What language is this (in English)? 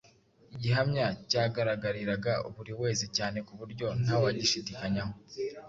Kinyarwanda